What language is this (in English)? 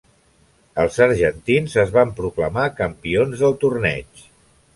Catalan